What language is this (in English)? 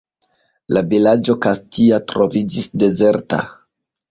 Esperanto